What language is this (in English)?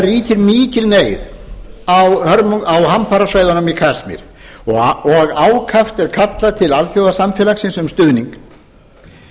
Icelandic